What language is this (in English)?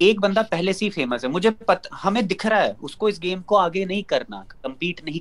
Urdu